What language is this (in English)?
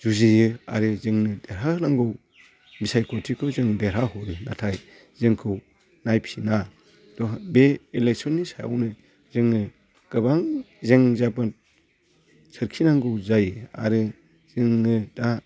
Bodo